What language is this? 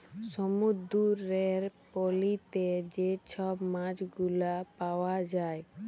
Bangla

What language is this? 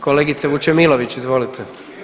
Croatian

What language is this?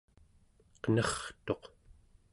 Central Yupik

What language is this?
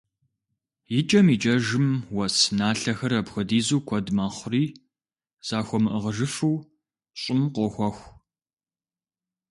Kabardian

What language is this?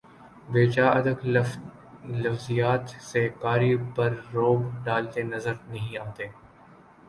Urdu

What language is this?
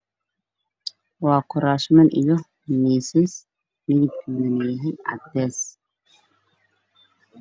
Somali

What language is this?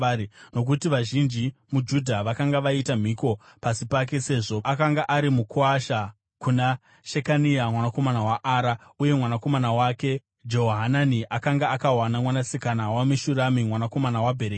Shona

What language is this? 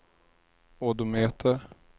Swedish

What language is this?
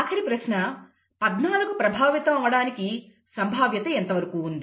Telugu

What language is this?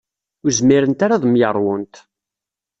Kabyle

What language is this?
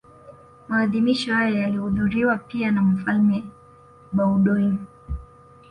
Swahili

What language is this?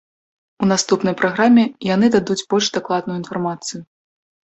Belarusian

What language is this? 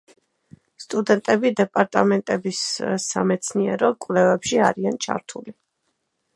Georgian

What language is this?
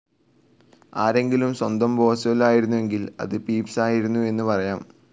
Malayalam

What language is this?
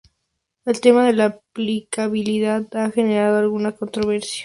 Spanish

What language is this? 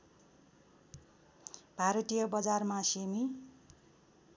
Nepali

